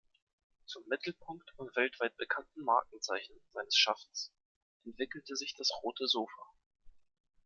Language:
German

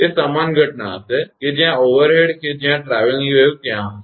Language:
Gujarati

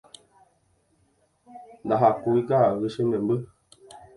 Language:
Guarani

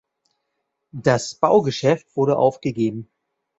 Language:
German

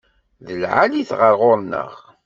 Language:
Kabyle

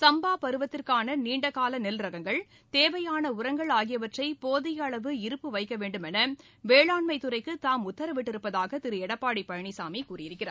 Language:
Tamil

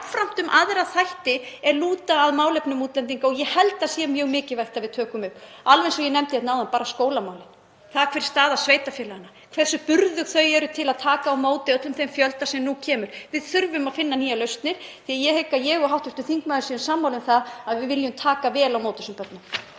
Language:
Icelandic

